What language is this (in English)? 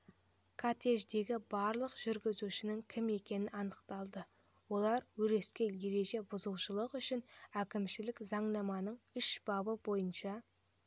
Kazakh